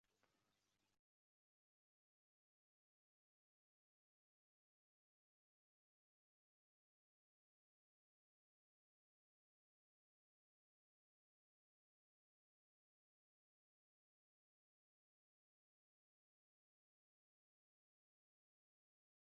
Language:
Uzbek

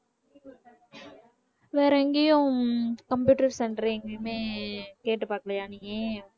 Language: Tamil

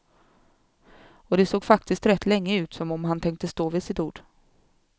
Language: Swedish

